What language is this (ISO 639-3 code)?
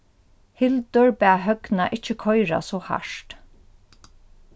fao